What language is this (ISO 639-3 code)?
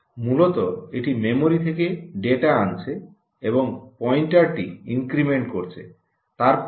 ben